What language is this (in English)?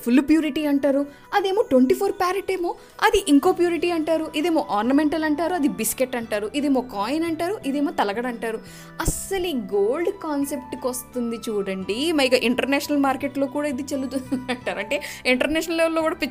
Telugu